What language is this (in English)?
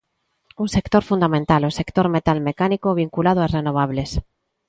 Galician